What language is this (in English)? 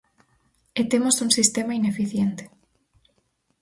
Galician